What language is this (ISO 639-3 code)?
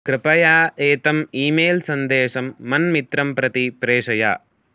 san